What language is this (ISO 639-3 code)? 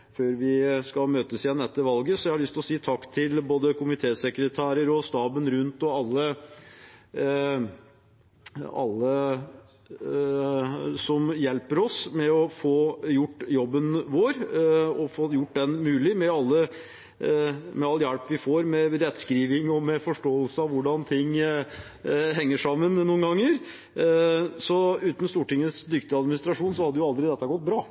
nob